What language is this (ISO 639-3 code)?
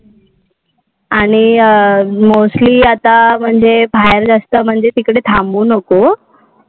mar